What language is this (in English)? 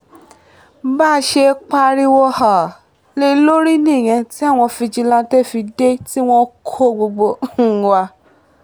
Yoruba